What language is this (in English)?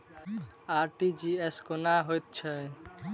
Maithili